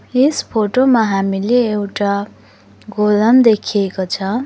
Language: Nepali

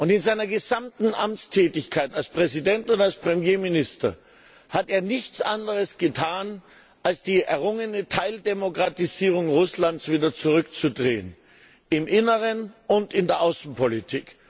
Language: German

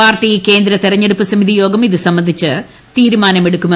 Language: Malayalam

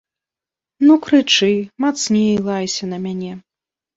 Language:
Belarusian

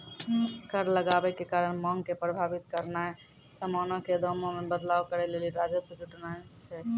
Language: Maithili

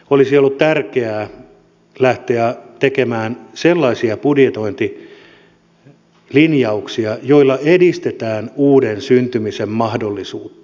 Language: Finnish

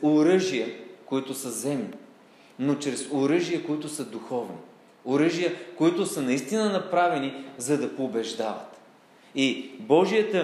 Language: Bulgarian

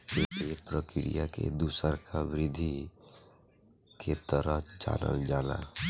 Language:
Bhojpuri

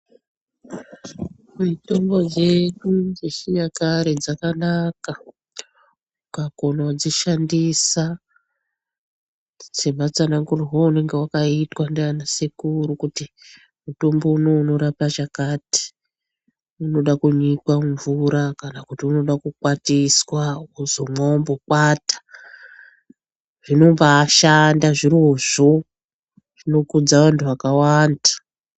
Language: Ndau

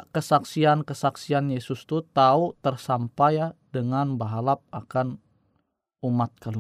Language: Indonesian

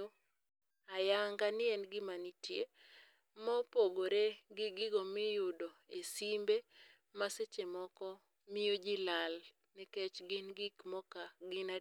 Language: Luo (Kenya and Tanzania)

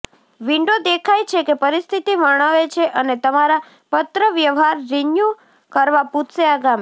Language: Gujarati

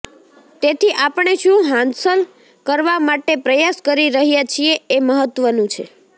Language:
Gujarati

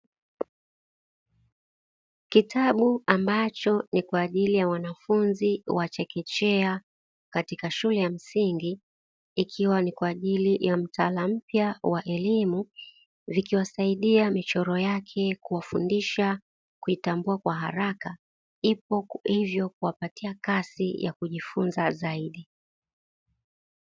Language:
Swahili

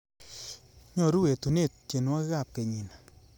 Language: Kalenjin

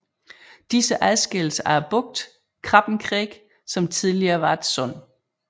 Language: Danish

